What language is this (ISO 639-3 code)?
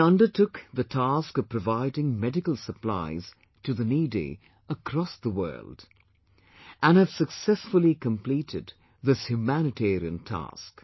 eng